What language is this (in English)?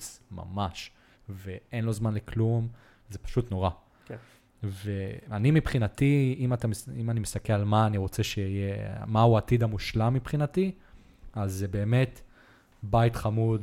Hebrew